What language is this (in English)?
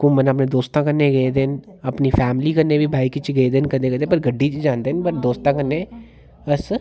Dogri